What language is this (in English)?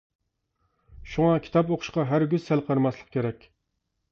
Uyghur